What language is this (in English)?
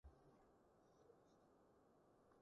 Cantonese